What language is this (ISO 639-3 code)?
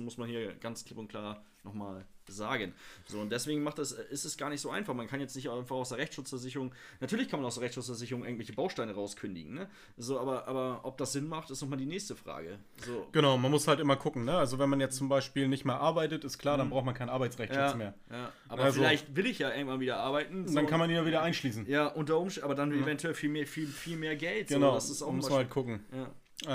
deu